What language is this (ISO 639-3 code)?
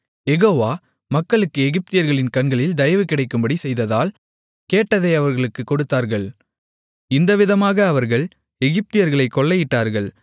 tam